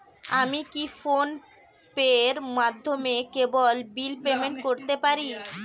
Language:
Bangla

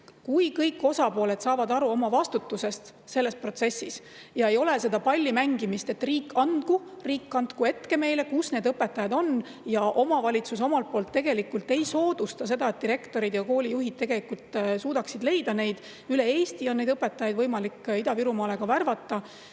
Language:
Estonian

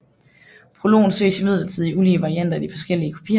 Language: Danish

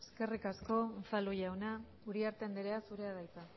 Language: Basque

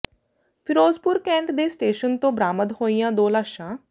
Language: Punjabi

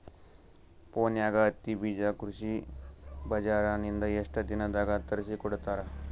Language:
Kannada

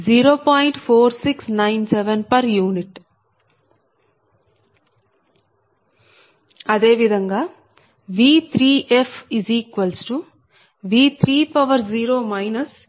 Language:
Telugu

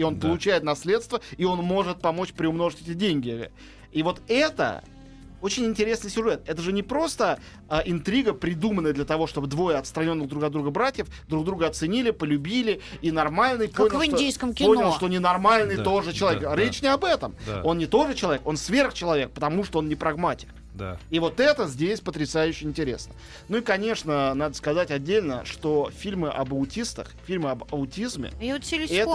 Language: Russian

